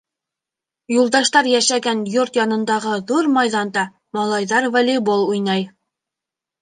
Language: Bashkir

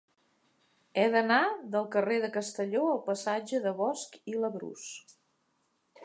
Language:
Catalan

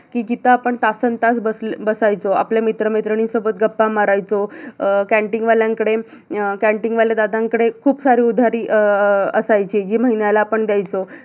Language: Marathi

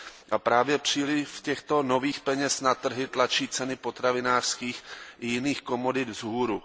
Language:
Czech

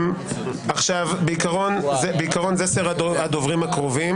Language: Hebrew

